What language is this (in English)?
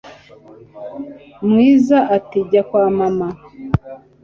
Kinyarwanda